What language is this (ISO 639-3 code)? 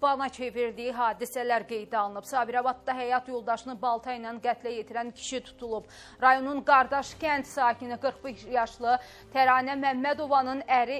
tur